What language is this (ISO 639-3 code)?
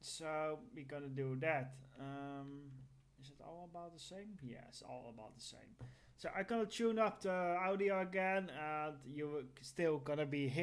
eng